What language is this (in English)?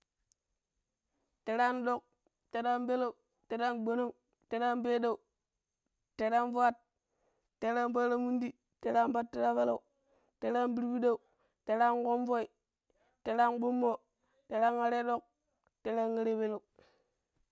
Pero